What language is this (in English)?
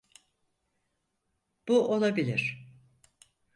Turkish